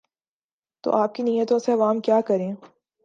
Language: Urdu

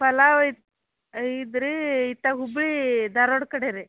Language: Kannada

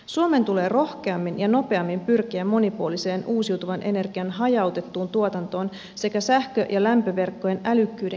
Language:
Finnish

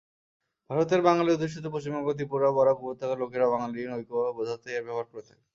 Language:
Bangla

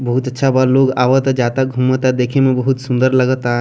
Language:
Bhojpuri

